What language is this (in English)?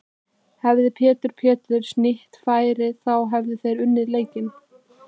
Icelandic